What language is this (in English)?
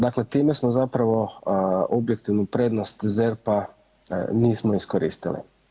Croatian